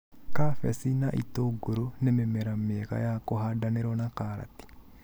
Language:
Kikuyu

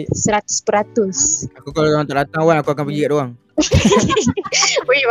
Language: Malay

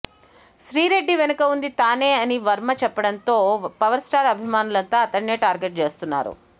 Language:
Telugu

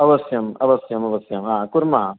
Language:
Sanskrit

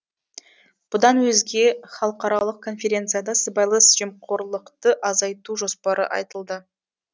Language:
Kazakh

